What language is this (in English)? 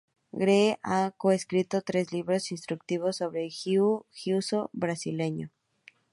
Spanish